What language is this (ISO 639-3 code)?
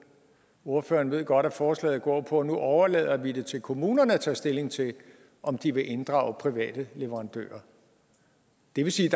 dan